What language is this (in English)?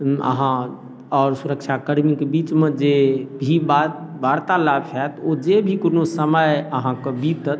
Maithili